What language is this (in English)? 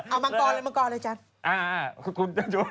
Thai